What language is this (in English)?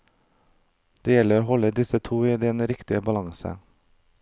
Norwegian